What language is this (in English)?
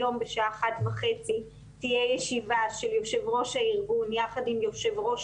Hebrew